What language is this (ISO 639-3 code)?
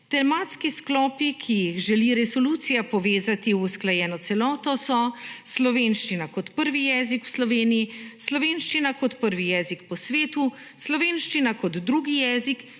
slv